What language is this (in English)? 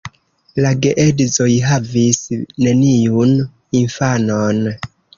Esperanto